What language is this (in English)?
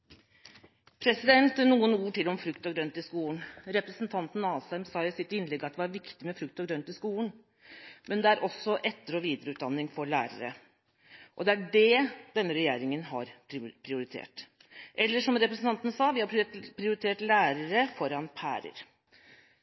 Norwegian